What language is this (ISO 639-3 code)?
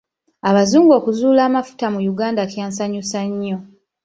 lug